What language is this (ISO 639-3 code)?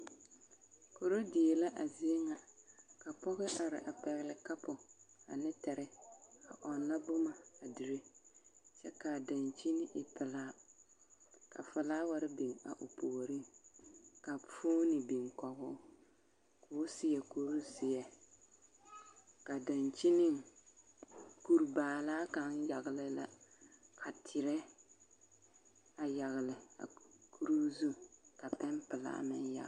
dga